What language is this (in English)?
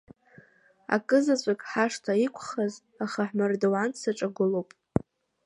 Abkhazian